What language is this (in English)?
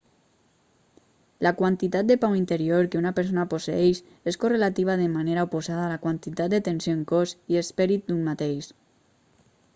Catalan